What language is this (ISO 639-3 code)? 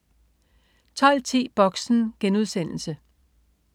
dan